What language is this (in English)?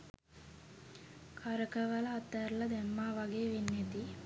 Sinhala